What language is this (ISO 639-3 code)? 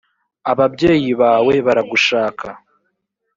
kin